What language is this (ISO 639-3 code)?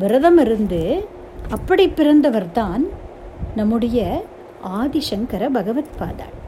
tam